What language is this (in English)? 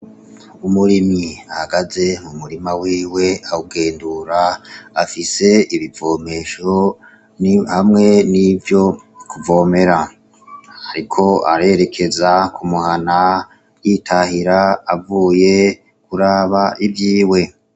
Rundi